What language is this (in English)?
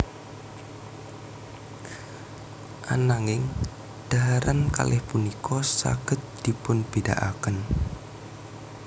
Javanese